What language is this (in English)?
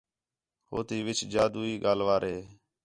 Khetrani